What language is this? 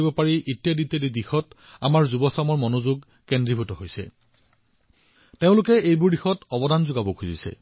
Assamese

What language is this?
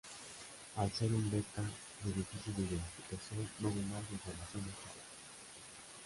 Spanish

